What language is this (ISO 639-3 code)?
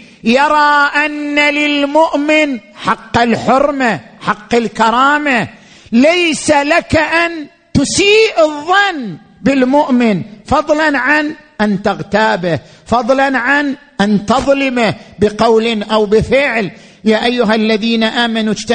ara